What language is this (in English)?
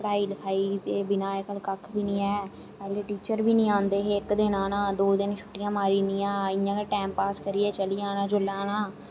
Dogri